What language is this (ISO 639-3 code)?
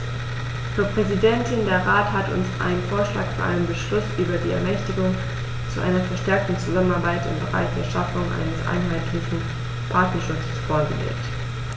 deu